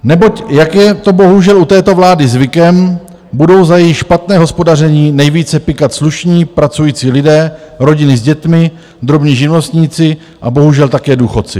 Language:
Czech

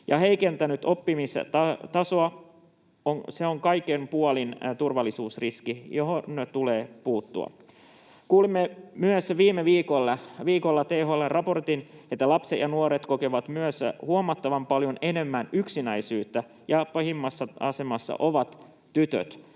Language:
Finnish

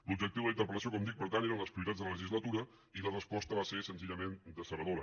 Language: Catalan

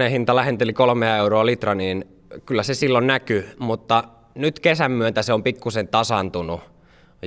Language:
Finnish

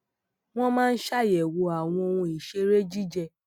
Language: Yoruba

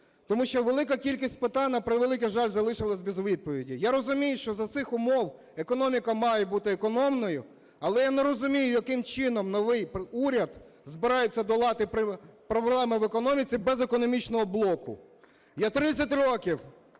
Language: Ukrainian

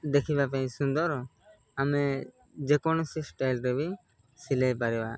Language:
Odia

